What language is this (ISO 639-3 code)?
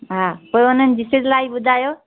snd